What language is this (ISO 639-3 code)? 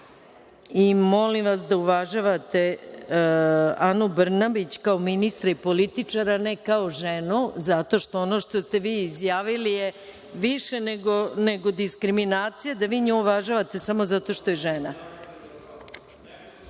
srp